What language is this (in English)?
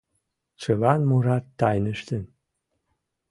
Mari